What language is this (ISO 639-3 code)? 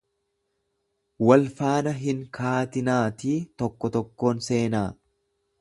orm